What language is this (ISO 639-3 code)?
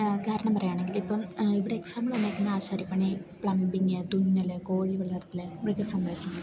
mal